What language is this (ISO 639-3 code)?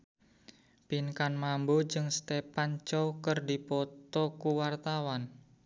sun